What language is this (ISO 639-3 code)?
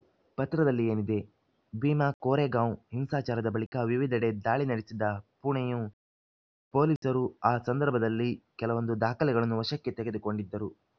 kan